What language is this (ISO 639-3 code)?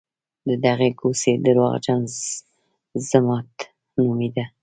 pus